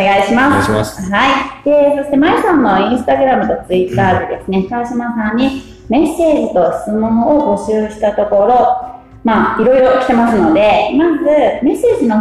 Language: Japanese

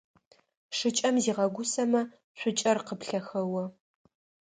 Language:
Adyghe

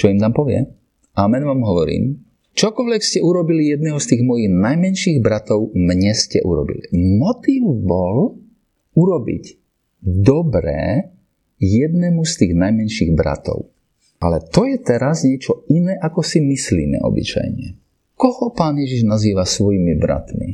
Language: Slovak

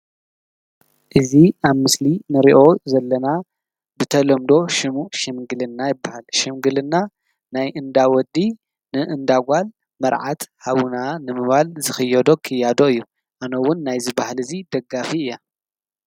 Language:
Tigrinya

